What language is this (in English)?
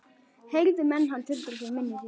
Icelandic